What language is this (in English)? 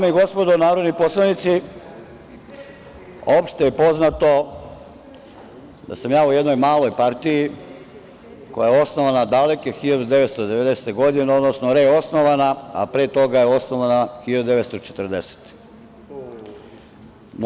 Serbian